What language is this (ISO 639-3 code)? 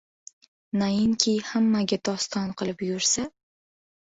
uzb